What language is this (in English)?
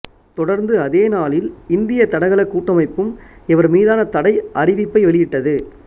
Tamil